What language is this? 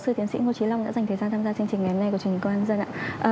Vietnamese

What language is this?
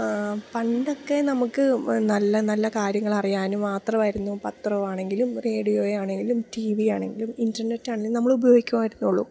Malayalam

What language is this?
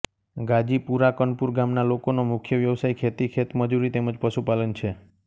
Gujarati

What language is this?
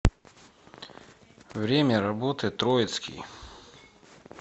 Russian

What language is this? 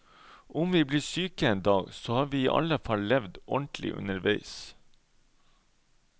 Norwegian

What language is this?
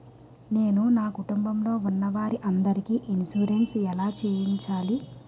Telugu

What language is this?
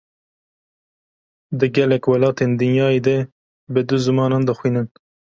Kurdish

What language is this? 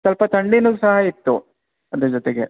Kannada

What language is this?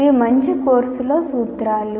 Telugu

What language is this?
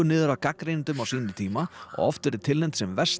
Icelandic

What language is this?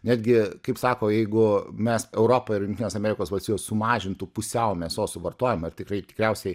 Lithuanian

